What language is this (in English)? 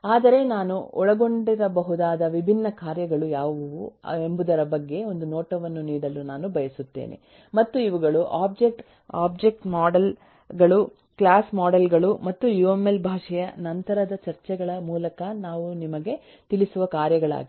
Kannada